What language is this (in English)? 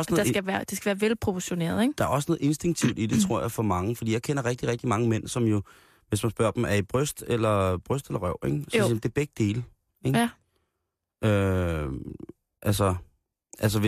Danish